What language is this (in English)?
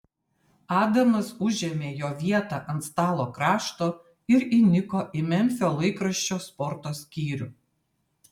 Lithuanian